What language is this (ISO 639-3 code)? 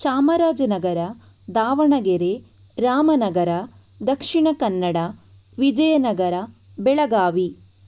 kan